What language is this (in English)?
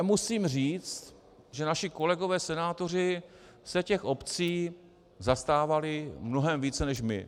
Czech